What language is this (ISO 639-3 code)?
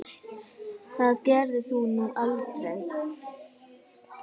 isl